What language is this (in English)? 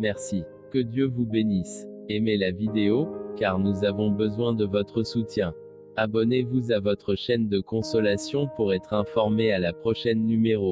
French